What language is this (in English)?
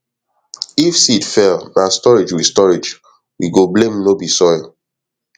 Nigerian Pidgin